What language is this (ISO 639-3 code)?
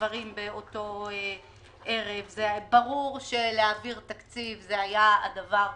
heb